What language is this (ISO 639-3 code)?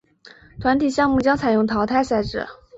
zho